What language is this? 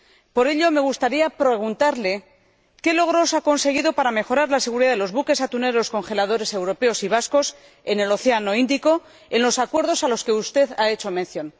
Spanish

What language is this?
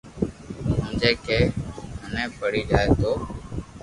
Loarki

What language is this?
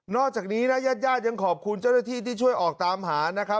Thai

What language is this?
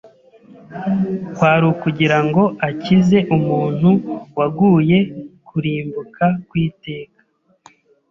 Kinyarwanda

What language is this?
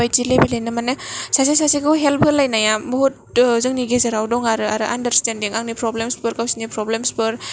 Bodo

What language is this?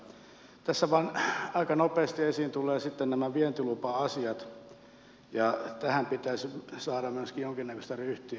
Finnish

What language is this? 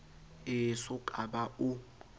Southern Sotho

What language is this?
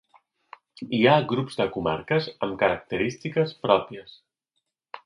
Catalan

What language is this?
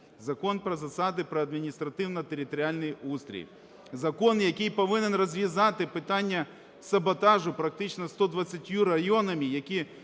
Ukrainian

